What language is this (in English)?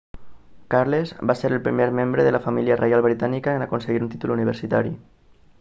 Catalan